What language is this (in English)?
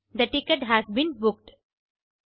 Tamil